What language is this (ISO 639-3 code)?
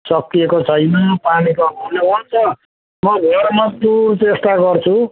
nep